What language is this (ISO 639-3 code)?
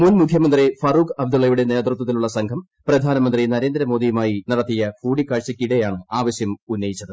mal